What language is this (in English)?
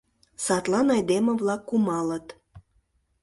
Mari